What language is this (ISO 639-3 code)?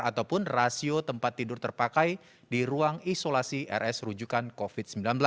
ind